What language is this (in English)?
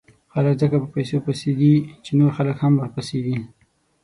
Pashto